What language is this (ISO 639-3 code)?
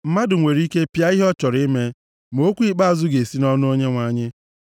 ibo